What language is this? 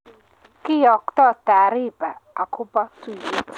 Kalenjin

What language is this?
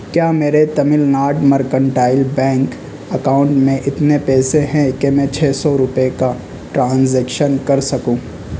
Urdu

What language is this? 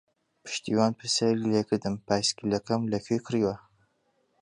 Central Kurdish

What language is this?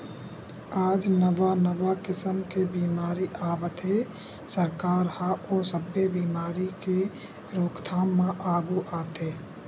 Chhattisgarhi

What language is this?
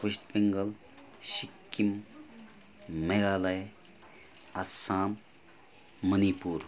Nepali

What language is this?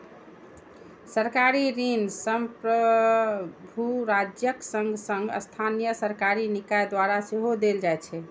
Maithili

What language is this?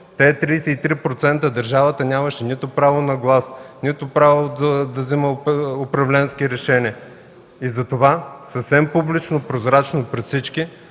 Bulgarian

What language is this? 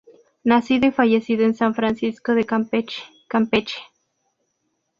Spanish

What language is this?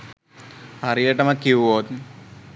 Sinhala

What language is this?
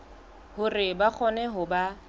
Southern Sotho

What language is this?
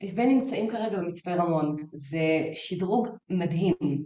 Hebrew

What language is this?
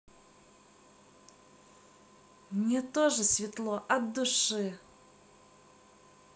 Russian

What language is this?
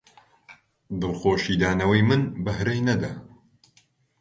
Central Kurdish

